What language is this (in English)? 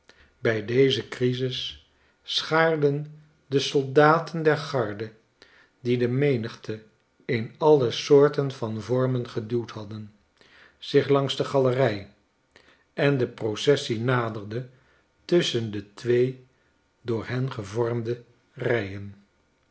Dutch